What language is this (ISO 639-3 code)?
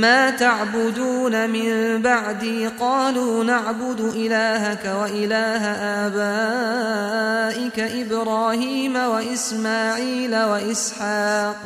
ara